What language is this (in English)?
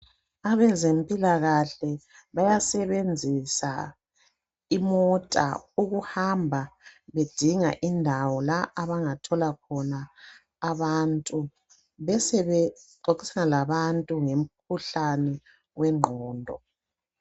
North Ndebele